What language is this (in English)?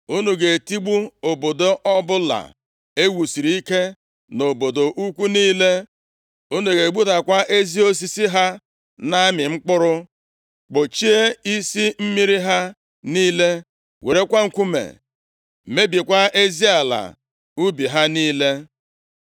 Igbo